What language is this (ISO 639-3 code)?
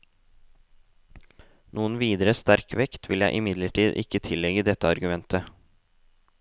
nor